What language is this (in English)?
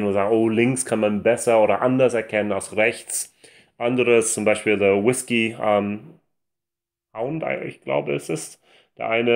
German